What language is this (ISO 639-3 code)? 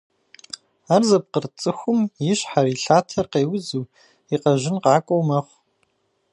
kbd